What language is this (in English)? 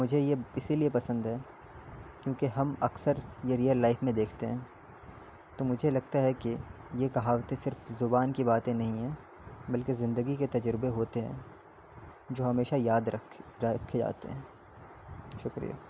Urdu